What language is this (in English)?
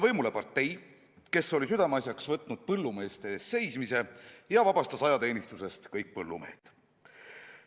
Estonian